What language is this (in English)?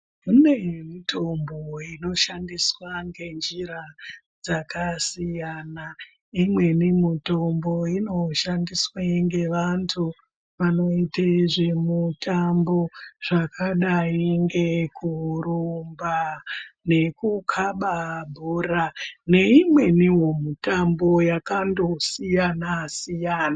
Ndau